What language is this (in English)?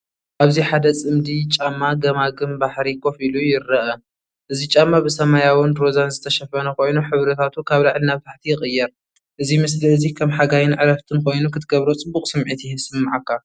Tigrinya